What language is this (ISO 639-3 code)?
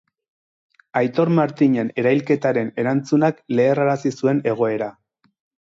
eus